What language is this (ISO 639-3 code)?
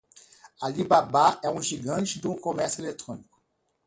por